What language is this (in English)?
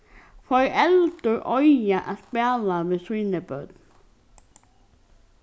Faroese